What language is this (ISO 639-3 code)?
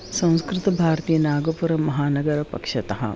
san